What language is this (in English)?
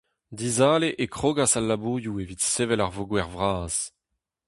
Breton